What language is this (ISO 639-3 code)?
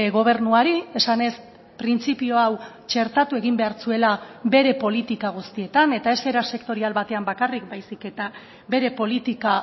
eus